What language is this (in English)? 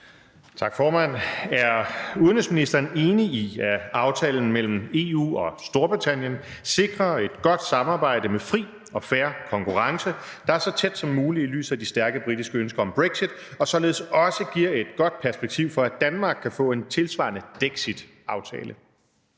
Danish